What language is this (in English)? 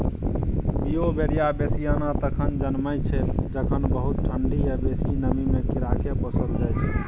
Maithili